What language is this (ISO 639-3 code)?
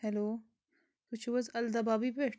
kas